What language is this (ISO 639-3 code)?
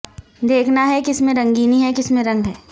urd